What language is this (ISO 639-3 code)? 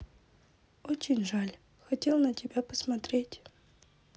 rus